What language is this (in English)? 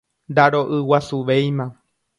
Guarani